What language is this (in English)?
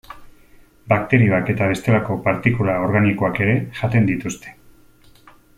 Basque